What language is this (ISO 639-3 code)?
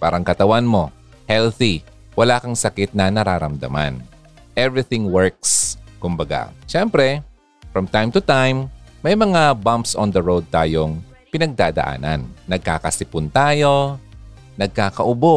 fil